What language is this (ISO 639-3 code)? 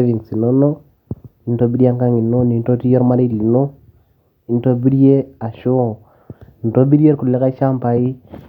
mas